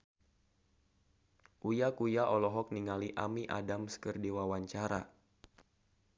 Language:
Sundanese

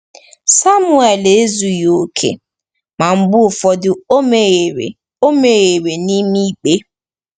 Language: Igbo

